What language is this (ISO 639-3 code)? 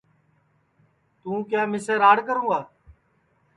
ssi